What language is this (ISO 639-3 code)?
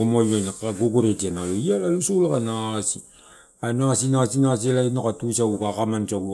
ttu